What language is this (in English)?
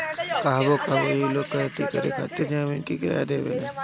Bhojpuri